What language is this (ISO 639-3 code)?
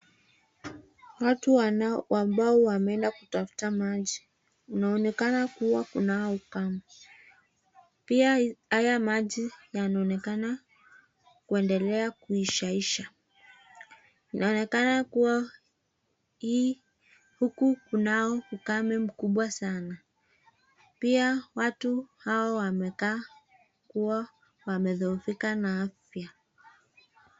swa